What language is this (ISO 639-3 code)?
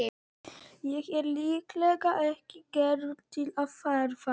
isl